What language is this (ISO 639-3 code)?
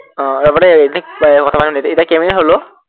asm